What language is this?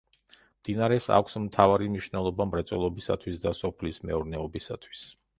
Georgian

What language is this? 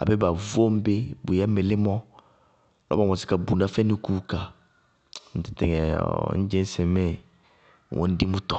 Bago-Kusuntu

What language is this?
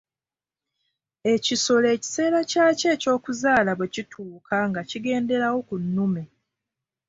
Ganda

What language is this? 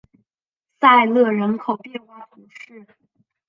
Chinese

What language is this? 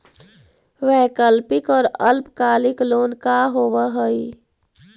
Magahi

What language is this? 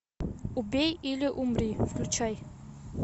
Russian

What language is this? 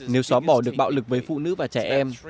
Vietnamese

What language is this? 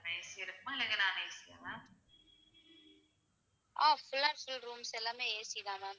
Tamil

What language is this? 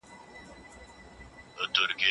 Pashto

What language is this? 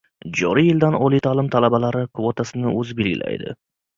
Uzbek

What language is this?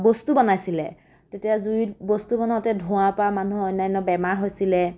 Assamese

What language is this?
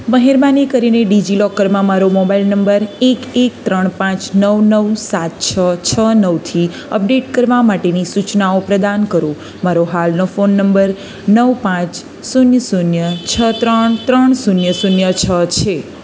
Gujarati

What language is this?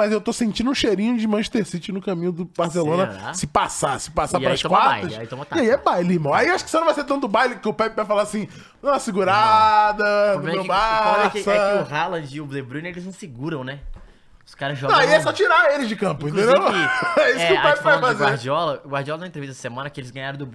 Portuguese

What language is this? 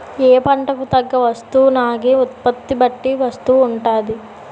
Telugu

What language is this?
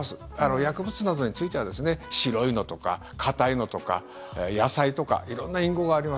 Japanese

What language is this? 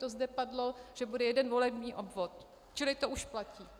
Czech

